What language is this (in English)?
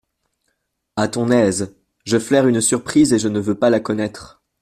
French